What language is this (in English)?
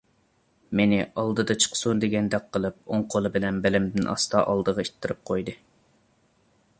Uyghur